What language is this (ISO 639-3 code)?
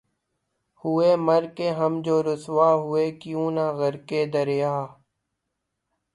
urd